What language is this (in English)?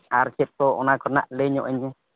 Santali